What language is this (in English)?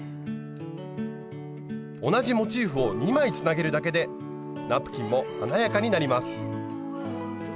Japanese